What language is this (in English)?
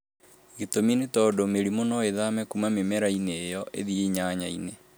Kikuyu